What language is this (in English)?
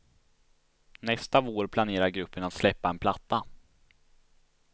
Swedish